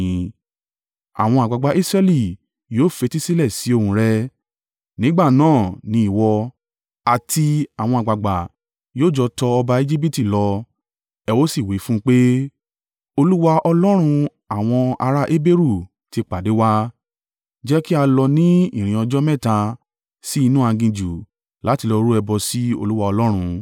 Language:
Yoruba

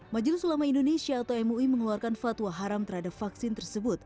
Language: Indonesian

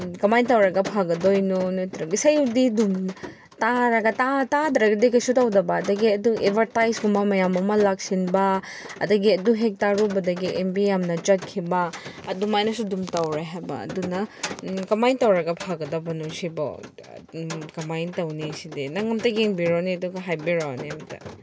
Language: Manipuri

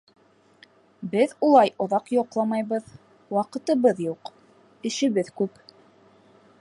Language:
Bashkir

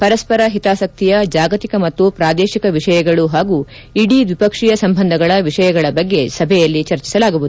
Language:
Kannada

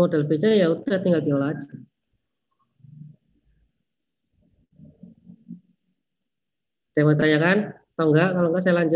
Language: Indonesian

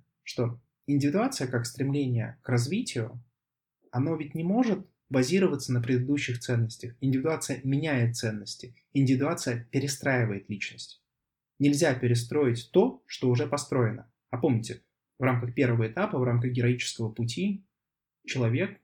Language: Russian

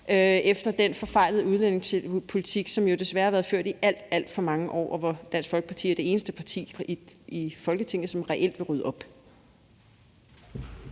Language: Danish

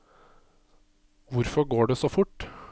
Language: Norwegian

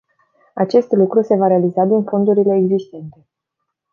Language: Romanian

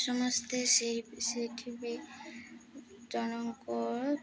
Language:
Odia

